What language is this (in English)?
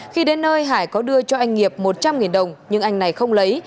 Vietnamese